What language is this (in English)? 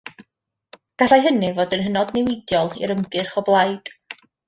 Welsh